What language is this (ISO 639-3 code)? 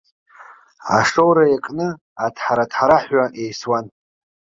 abk